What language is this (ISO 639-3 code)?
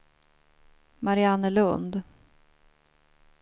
swe